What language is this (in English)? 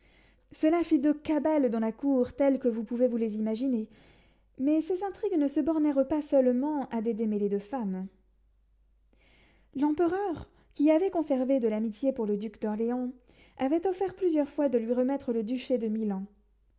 French